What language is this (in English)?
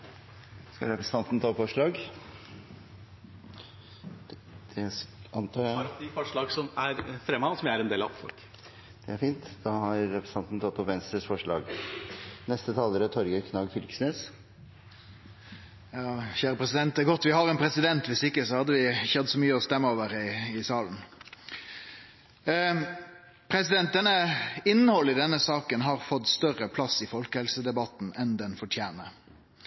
Norwegian